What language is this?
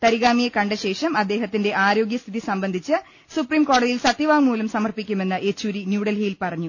Malayalam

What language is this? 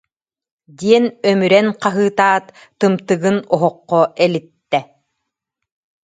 Yakut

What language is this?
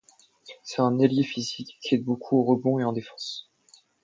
French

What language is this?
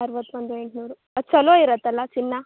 Kannada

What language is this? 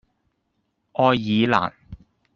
Cantonese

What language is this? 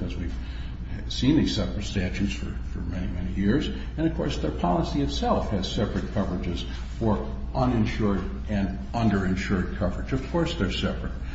English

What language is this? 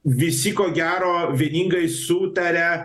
Lithuanian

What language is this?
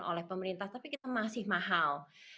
Indonesian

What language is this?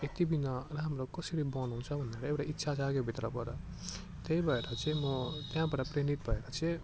Nepali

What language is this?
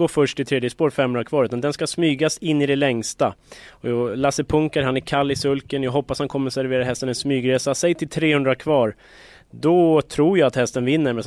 Swedish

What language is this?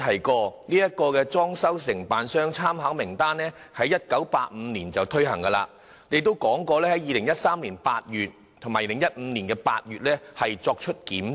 Cantonese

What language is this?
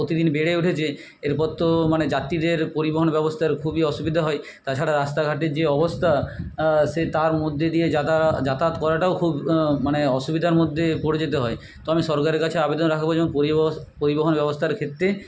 Bangla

